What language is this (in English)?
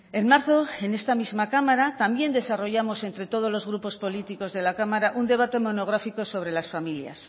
Spanish